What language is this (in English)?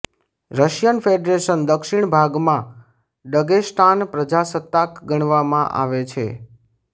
Gujarati